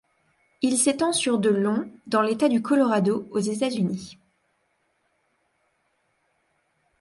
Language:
French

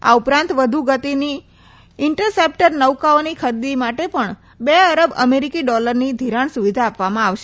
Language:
Gujarati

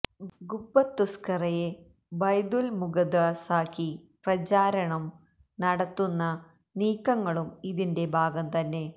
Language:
Malayalam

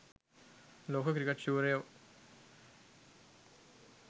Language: Sinhala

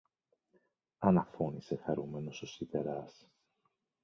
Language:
Greek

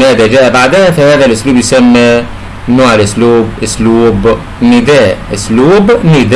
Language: Arabic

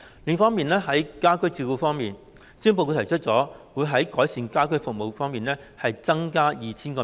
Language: Cantonese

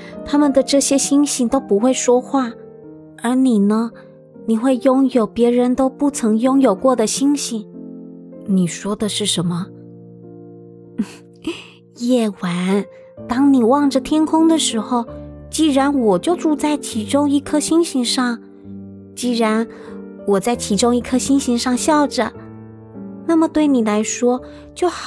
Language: Chinese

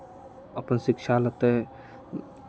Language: Maithili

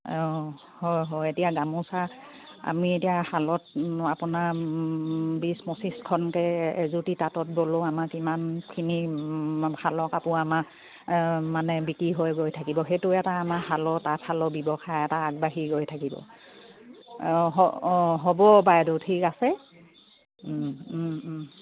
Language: Assamese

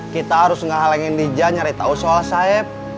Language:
Indonesian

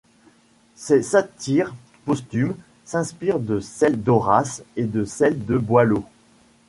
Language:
French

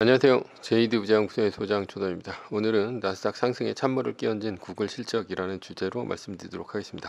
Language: Korean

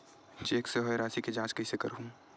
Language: Chhattisgarhi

